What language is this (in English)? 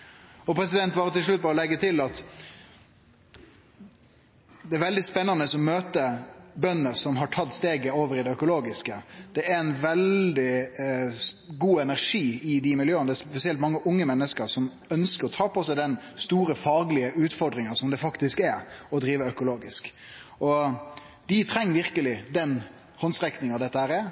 Norwegian Nynorsk